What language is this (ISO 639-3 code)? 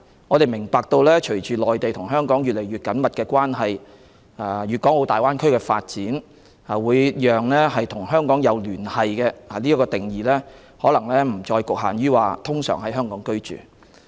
yue